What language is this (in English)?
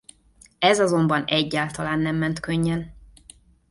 Hungarian